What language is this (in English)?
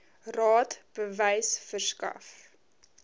Afrikaans